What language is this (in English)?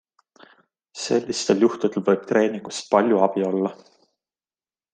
Estonian